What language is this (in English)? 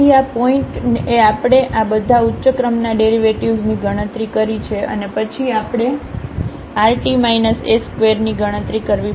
Gujarati